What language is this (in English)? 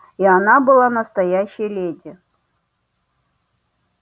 Russian